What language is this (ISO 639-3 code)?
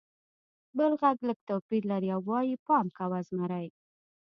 pus